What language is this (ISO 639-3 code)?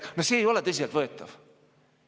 est